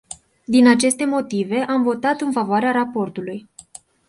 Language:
Romanian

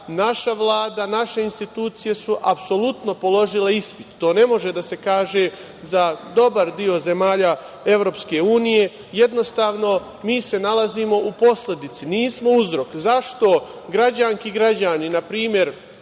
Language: Serbian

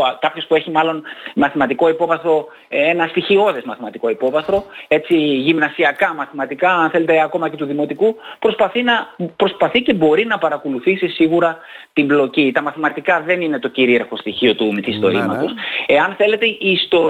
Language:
Greek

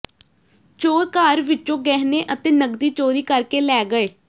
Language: Punjabi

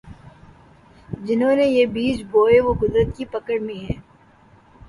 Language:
Urdu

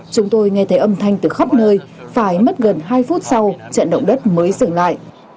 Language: Vietnamese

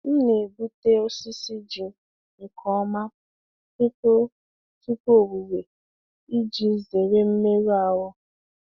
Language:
Igbo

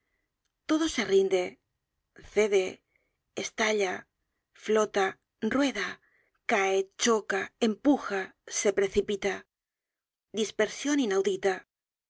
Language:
Spanish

